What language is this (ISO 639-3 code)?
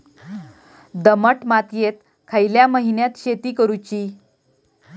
mar